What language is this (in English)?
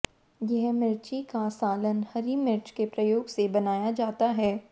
Hindi